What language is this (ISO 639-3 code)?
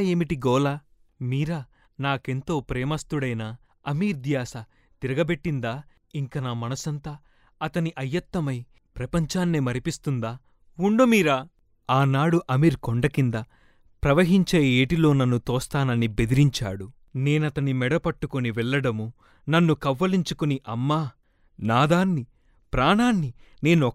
tel